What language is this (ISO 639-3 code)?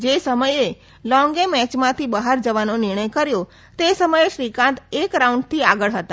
guj